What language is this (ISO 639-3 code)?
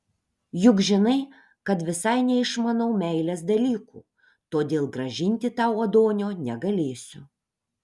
lit